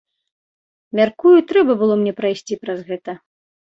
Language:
Belarusian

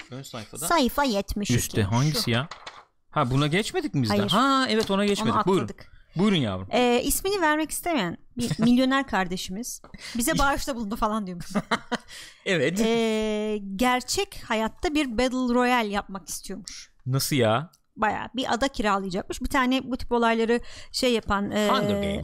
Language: Turkish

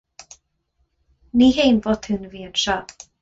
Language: Irish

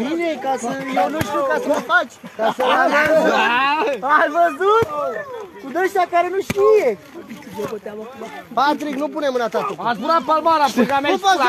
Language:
Romanian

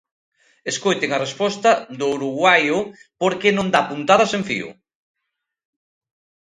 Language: Galician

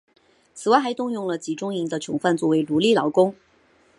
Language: Chinese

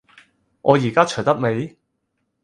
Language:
Cantonese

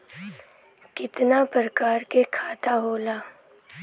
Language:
Bhojpuri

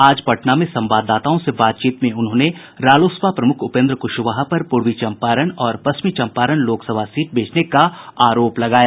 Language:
Hindi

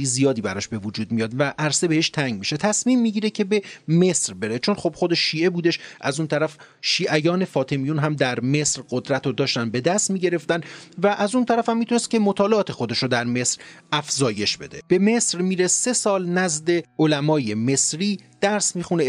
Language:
Persian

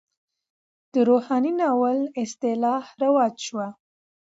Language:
Pashto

